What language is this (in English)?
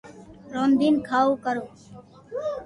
Loarki